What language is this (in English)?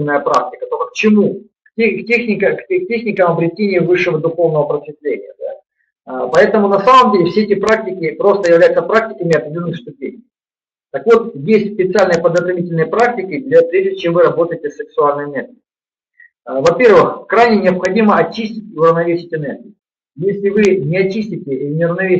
Russian